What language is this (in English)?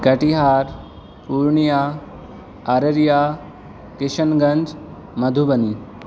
Urdu